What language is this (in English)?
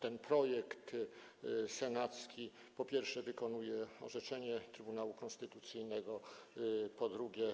Polish